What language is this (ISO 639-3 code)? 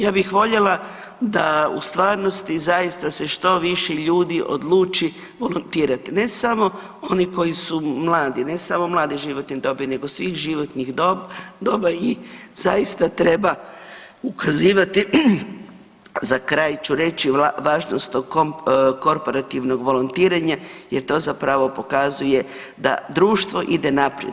hrv